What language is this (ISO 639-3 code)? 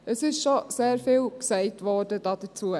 gsw